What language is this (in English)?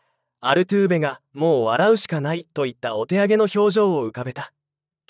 Japanese